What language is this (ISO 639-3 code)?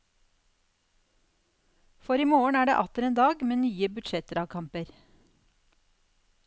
nor